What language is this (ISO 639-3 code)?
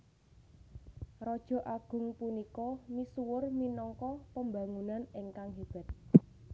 jav